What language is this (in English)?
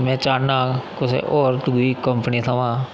Dogri